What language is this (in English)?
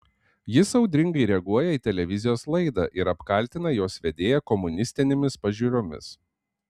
Lithuanian